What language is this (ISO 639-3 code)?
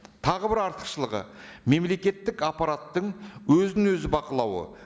kaz